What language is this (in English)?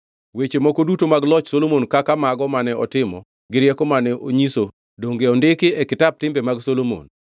Luo (Kenya and Tanzania)